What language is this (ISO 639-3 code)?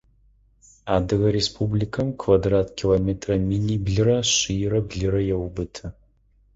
ady